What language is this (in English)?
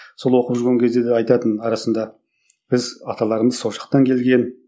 Kazakh